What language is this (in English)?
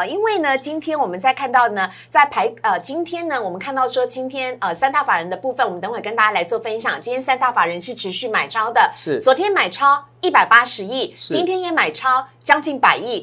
Chinese